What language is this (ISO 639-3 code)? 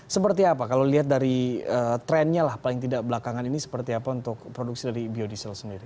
ind